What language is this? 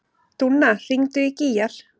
Icelandic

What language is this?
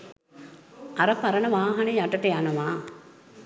Sinhala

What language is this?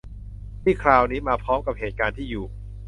Thai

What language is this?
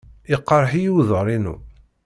Kabyle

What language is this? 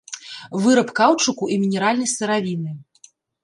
Belarusian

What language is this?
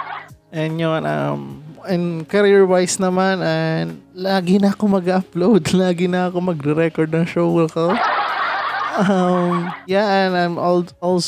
Filipino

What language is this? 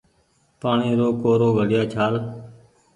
Goaria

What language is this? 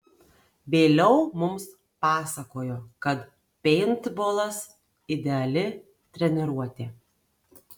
Lithuanian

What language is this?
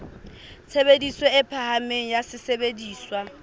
Southern Sotho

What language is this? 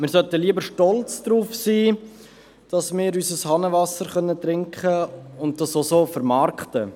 Swiss German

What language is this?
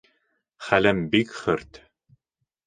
Bashkir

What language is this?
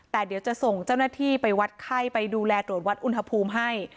Thai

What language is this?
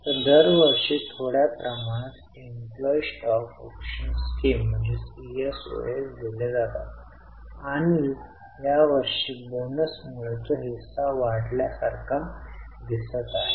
Marathi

